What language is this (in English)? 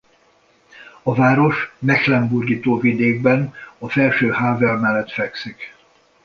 Hungarian